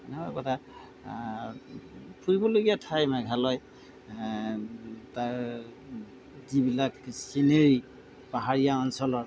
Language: Assamese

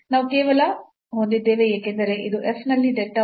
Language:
Kannada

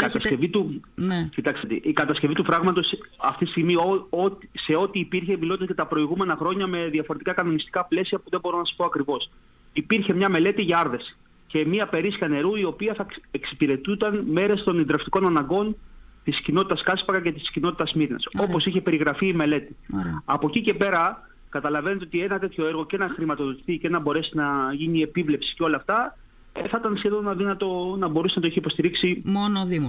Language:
Greek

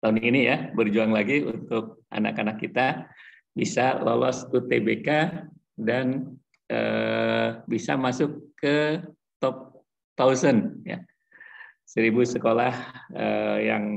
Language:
Indonesian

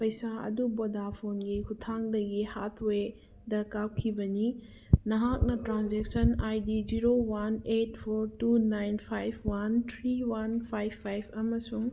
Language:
Manipuri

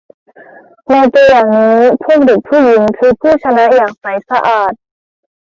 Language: Thai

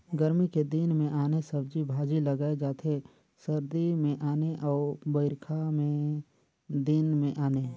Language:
Chhattisgarhi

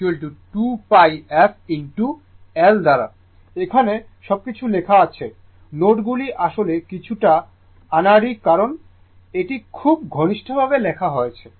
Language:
Bangla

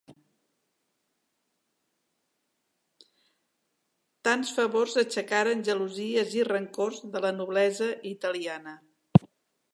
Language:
Catalan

